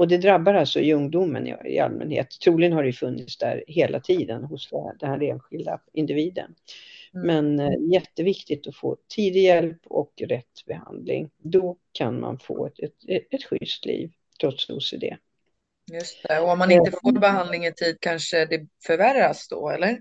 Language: Swedish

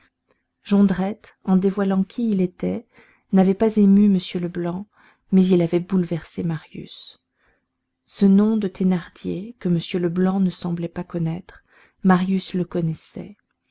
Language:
French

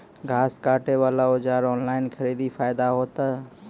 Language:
Maithili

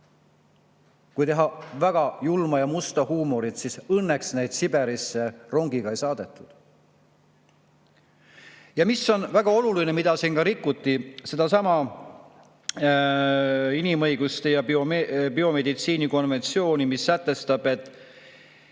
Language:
Estonian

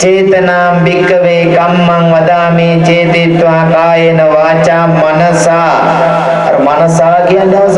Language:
Sinhala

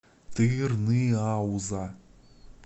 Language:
Russian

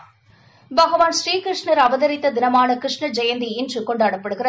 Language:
Tamil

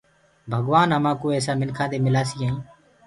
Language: Gurgula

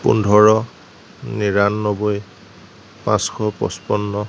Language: Assamese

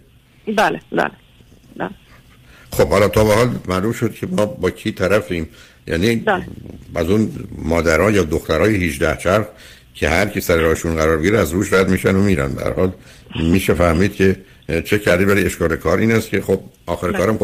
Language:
Persian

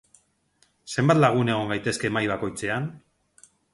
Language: Basque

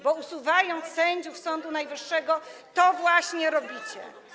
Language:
Polish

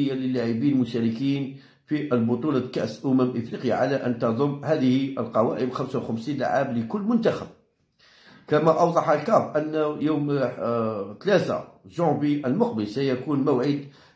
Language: Arabic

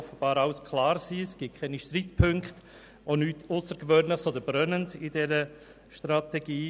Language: Swiss German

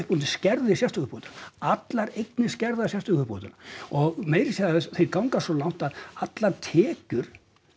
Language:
Icelandic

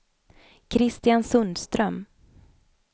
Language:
Swedish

